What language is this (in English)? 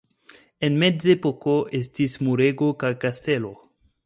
Esperanto